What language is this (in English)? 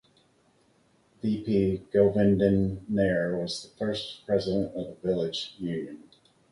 English